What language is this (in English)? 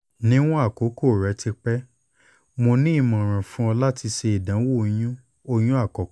Yoruba